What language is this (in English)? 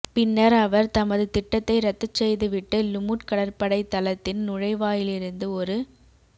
Tamil